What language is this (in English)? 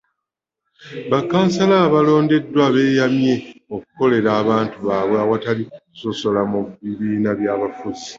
Ganda